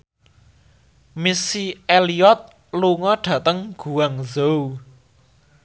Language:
Javanese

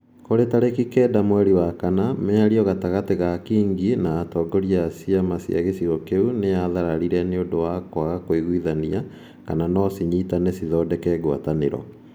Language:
Kikuyu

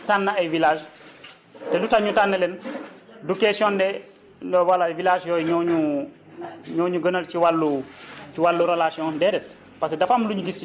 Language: Wolof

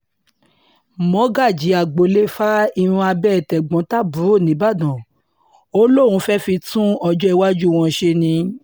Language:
Yoruba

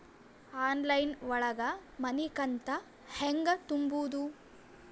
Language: Kannada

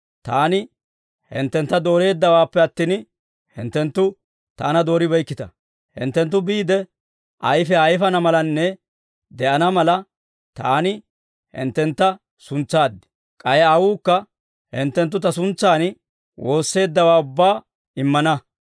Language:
Dawro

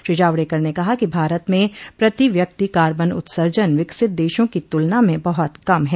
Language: Hindi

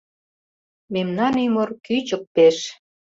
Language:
Mari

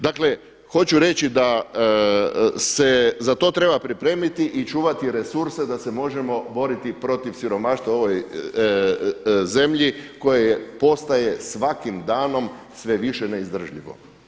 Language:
Croatian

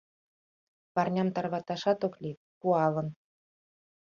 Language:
Mari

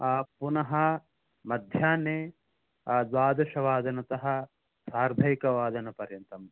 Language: Sanskrit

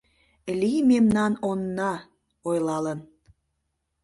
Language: Mari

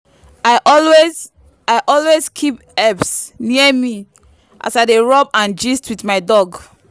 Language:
Nigerian Pidgin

